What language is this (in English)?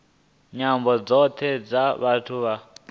Venda